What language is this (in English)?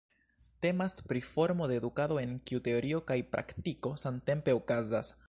Esperanto